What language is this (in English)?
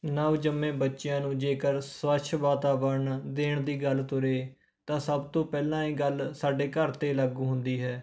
Punjabi